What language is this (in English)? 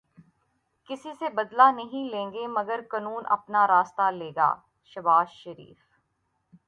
Urdu